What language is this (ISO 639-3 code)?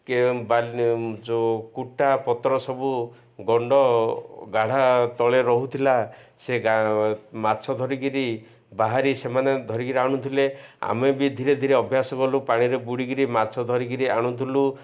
ori